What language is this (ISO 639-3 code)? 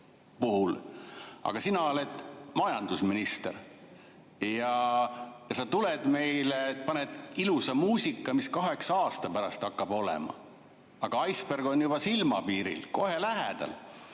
est